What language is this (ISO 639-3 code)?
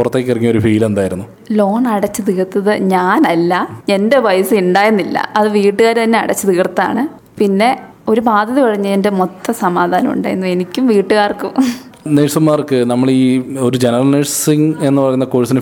mal